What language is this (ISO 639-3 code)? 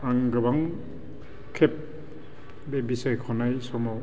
brx